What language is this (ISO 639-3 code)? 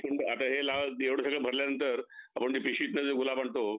mar